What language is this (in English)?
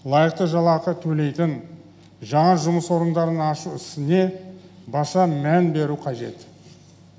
Kazakh